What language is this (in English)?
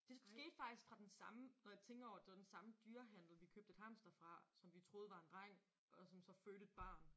Danish